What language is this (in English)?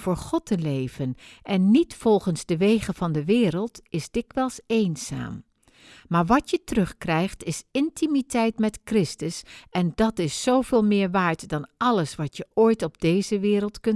Dutch